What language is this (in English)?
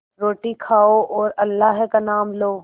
Hindi